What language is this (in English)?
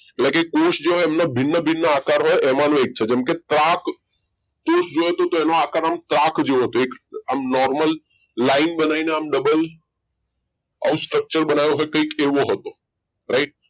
Gujarati